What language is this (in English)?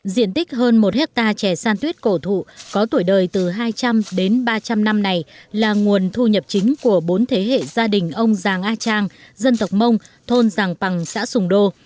Vietnamese